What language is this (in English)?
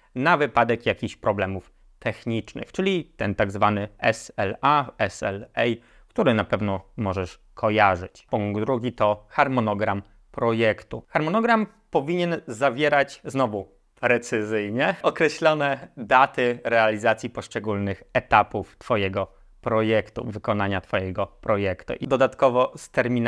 Polish